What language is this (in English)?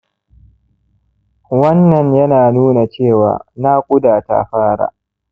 Hausa